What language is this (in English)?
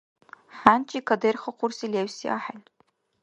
Dargwa